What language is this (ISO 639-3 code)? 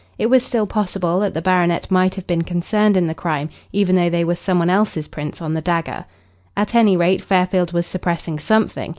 eng